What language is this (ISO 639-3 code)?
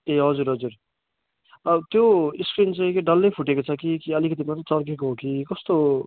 nep